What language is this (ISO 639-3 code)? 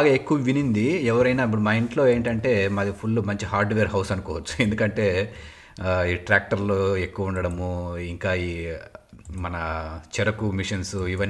tel